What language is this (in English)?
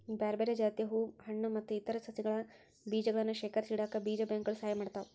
Kannada